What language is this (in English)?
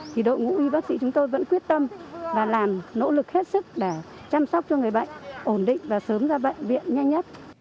Vietnamese